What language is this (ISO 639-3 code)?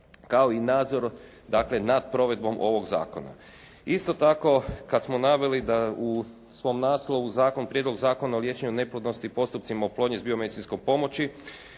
hrv